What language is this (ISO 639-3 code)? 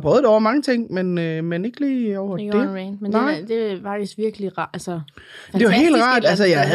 dan